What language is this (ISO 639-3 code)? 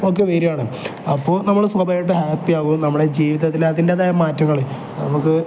mal